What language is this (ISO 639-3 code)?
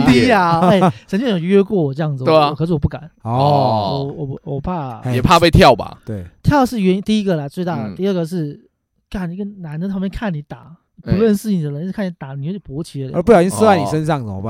zho